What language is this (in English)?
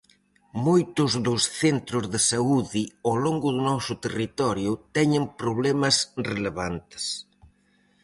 Galician